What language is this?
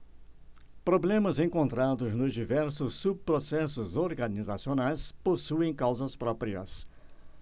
Portuguese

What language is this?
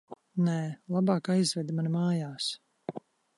Latvian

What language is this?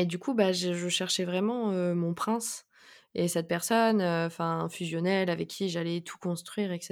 French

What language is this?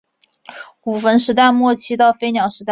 Chinese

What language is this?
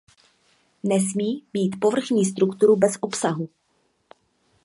Czech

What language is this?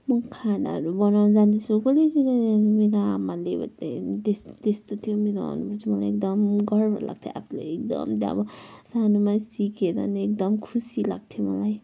Nepali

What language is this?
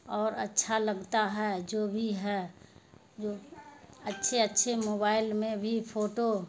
Urdu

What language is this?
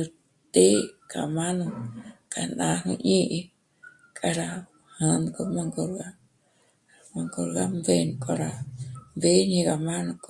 Michoacán Mazahua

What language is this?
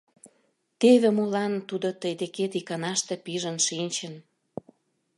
Mari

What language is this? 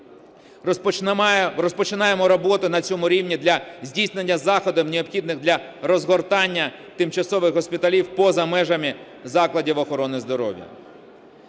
Ukrainian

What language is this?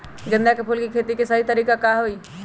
Magahi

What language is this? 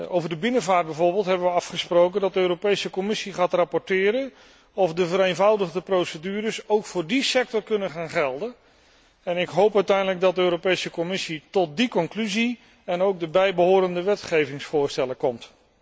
Dutch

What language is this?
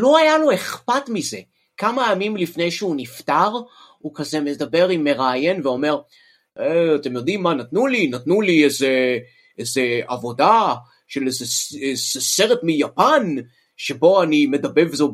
Hebrew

